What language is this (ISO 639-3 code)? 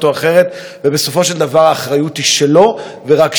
heb